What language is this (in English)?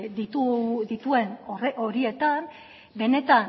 Basque